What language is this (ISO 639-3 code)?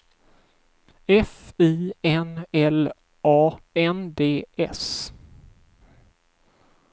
swe